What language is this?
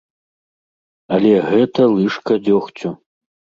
Belarusian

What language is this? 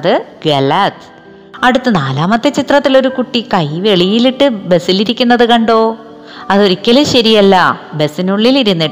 Malayalam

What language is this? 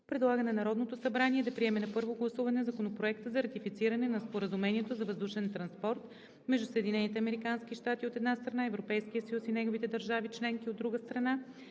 Bulgarian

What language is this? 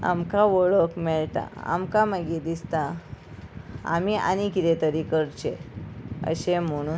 Konkani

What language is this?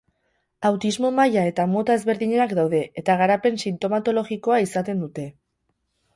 Basque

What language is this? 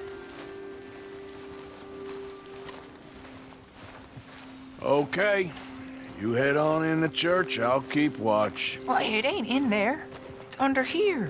English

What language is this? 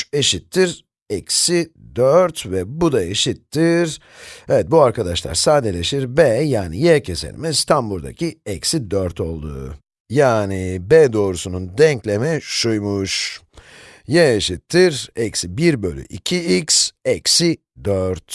Turkish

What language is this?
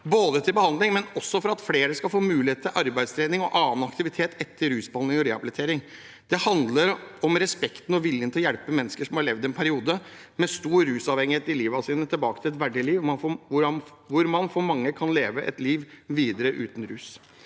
Norwegian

